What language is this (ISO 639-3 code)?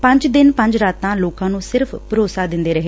pan